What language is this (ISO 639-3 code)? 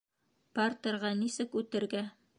bak